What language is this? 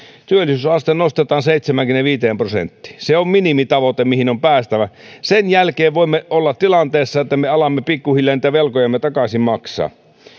Finnish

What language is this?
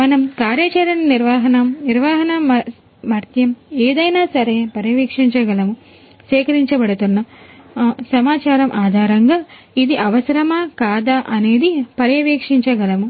Telugu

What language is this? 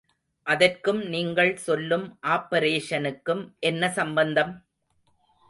Tamil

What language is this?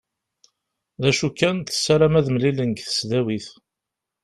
Kabyle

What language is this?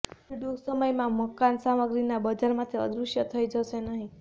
Gujarati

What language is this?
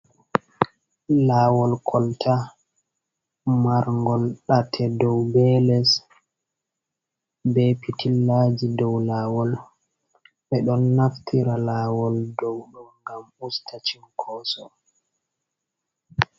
Fula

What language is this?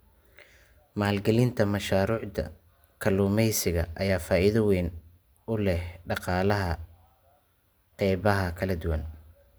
Somali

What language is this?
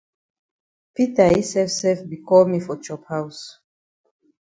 Cameroon Pidgin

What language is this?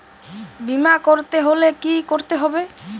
Bangla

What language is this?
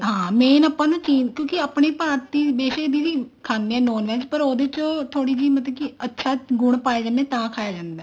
Punjabi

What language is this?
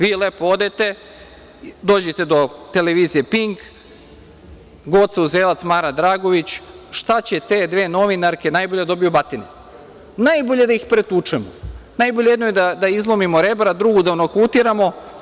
Serbian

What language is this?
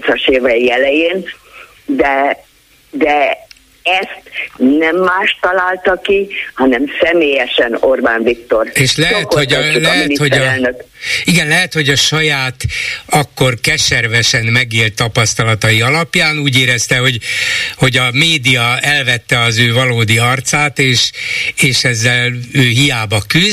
Hungarian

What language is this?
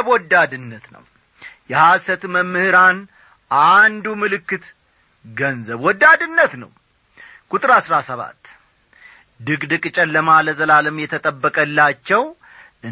Amharic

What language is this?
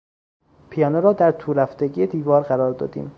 Persian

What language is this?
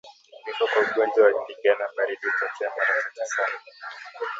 Swahili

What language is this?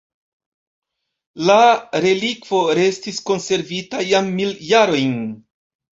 Esperanto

